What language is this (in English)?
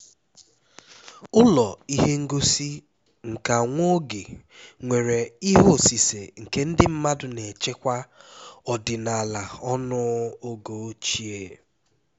Igbo